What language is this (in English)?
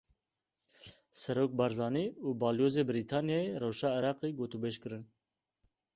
Kurdish